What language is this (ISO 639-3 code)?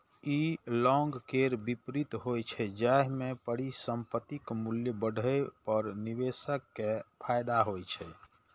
mai